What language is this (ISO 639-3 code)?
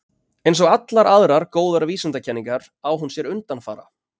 isl